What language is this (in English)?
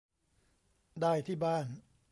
Thai